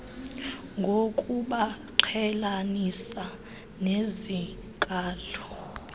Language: Xhosa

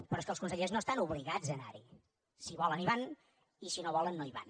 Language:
Catalan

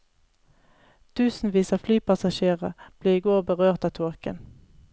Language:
Norwegian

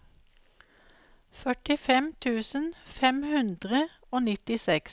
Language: Norwegian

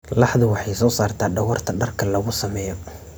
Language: Somali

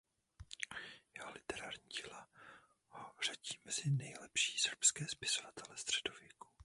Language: Czech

